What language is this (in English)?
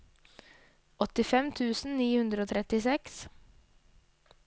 Norwegian